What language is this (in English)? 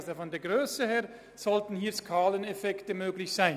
Swiss German